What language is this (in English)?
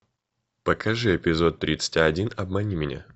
Russian